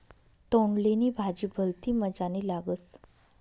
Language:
Marathi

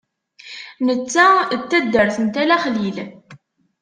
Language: Kabyle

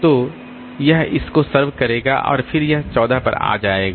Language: Hindi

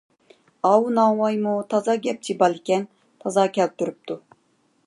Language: Uyghur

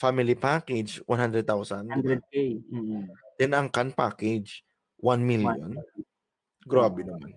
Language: Filipino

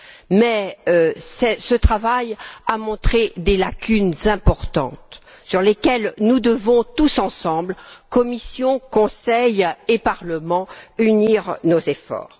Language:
French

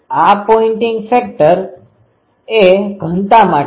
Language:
Gujarati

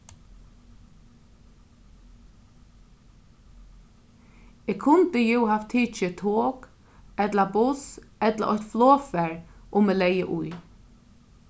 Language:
Faroese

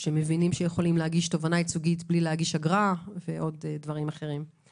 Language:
Hebrew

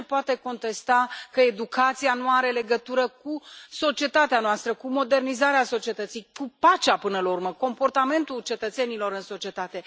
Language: Romanian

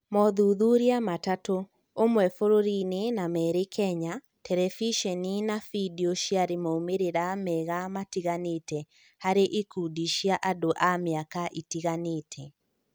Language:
Kikuyu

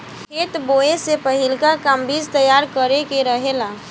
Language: Bhojpuri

